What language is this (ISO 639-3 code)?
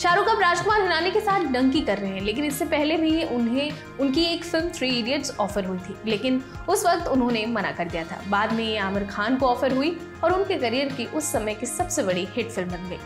hin